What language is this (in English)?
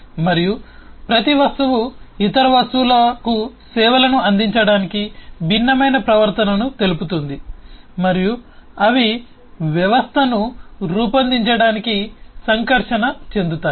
Telugu